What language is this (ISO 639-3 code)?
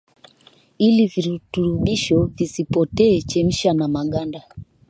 swa